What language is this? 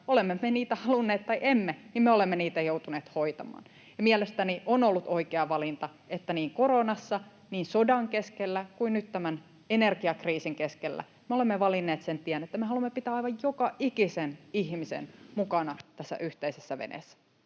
Finnish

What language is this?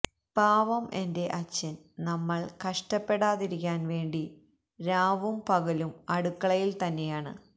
Malayalam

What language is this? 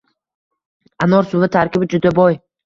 Uzbek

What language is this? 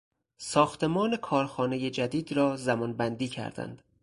Persian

